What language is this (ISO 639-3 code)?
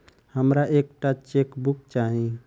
mai